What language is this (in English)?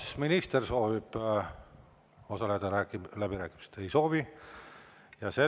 Estonian